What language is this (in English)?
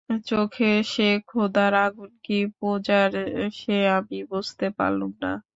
Bangla